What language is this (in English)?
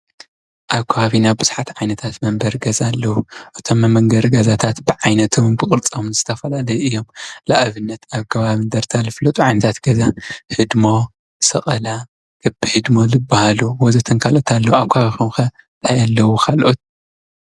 Tigrinya